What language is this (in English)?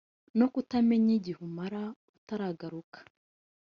Kinyarwanda